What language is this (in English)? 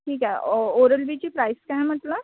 Marathi